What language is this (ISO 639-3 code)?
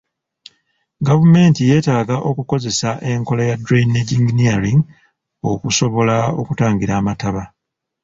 lug